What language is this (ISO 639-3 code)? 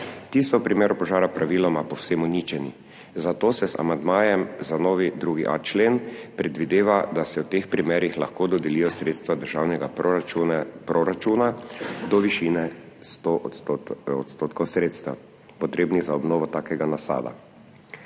slv